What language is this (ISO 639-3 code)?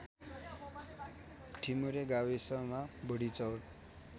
nep